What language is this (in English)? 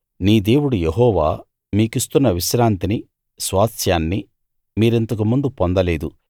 Telugu